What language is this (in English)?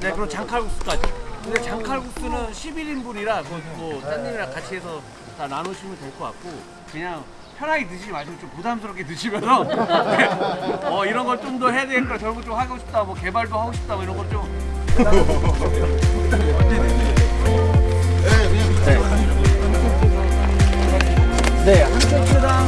Korean